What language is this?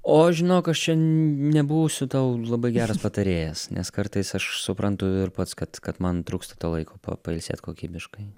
Lithuanian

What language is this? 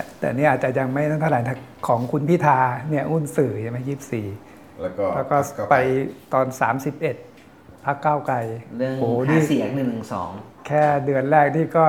Thai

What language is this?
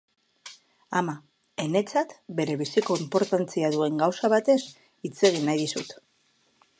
Basque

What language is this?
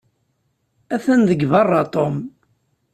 Kabyle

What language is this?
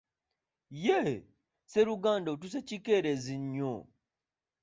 Ganda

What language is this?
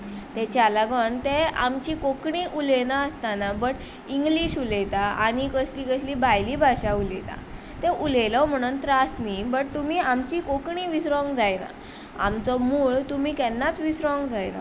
Konkani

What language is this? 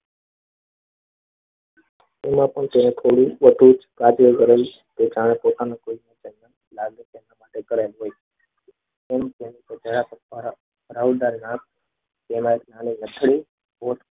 Gujarati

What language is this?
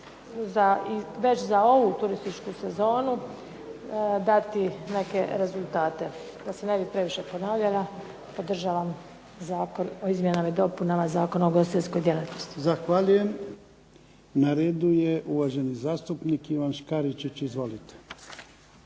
Croatian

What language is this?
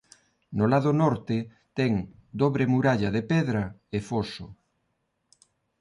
Galician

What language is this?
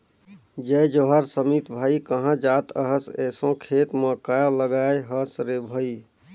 Chhattisgarhi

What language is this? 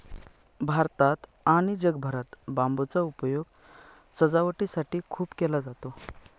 Marathi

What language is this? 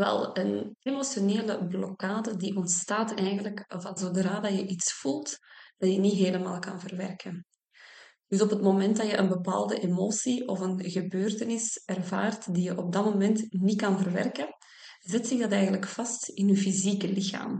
Dutch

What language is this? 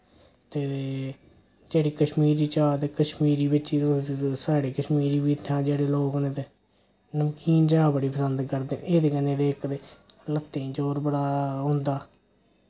Dogri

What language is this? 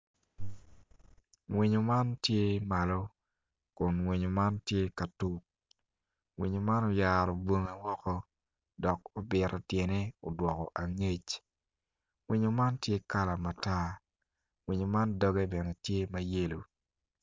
Acoli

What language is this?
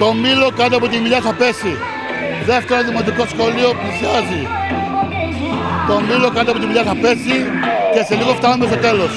Greek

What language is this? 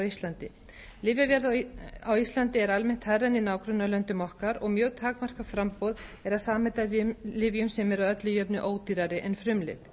Icelandic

